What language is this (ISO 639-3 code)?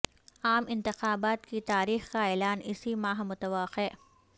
urd